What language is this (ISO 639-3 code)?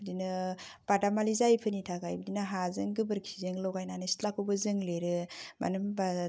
brx